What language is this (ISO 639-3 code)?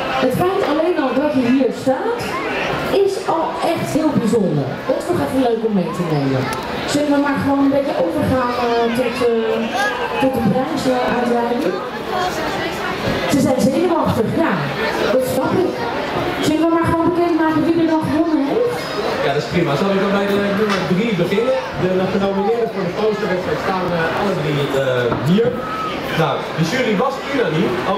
nld